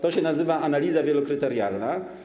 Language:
Polish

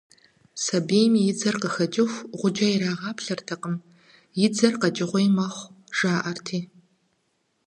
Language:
Kabardian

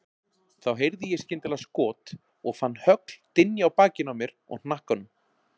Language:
Icelandic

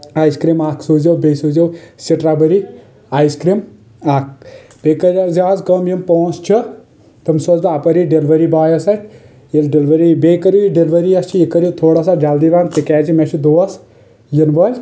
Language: Kashmiri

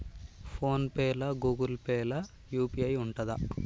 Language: Telugu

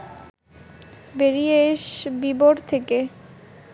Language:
Bangla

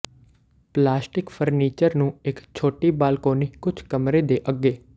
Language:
Punjabi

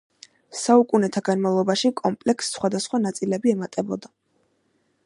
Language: Georgian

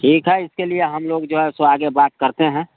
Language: Hindi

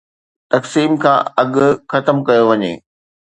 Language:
Sindhi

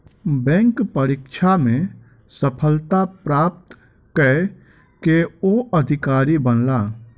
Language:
Maithili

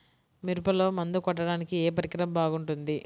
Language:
Telugu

